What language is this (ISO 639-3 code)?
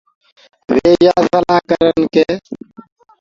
ggg